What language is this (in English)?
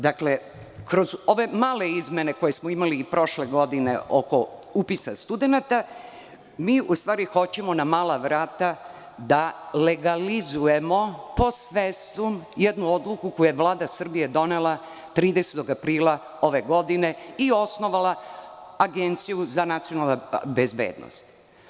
Serbian